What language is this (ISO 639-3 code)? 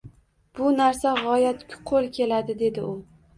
uzb